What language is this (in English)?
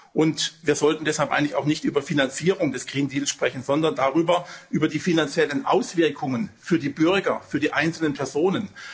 German